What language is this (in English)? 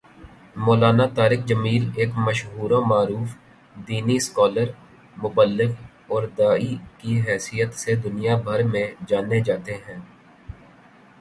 Urdu